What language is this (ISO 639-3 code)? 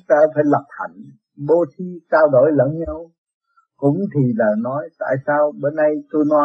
vie